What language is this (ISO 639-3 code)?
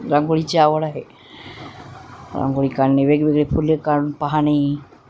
mar